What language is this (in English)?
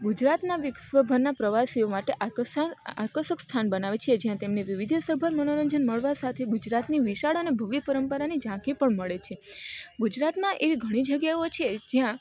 Gujarati